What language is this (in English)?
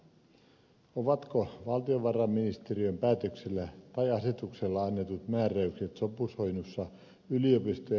Finnish